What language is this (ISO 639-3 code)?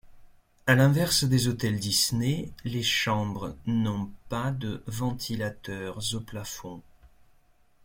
fra